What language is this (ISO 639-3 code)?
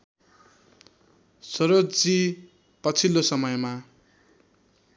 nep